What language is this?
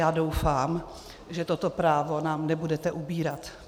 Czech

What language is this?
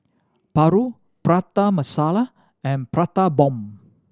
English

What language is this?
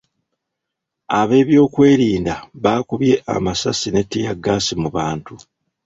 Ganda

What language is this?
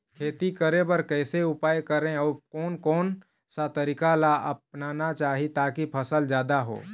Chhattisgarhi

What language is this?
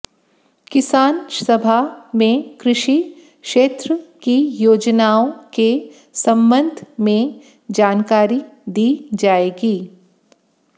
Hindi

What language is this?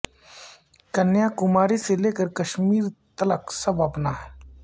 Urdu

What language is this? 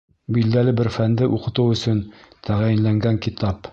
Bashkir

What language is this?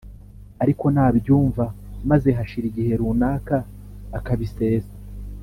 Kinyarwanda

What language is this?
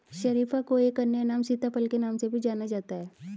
Hindi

